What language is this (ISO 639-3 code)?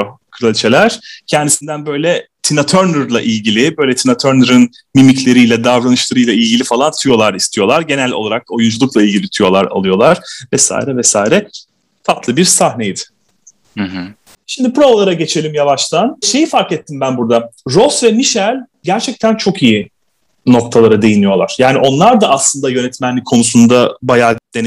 tur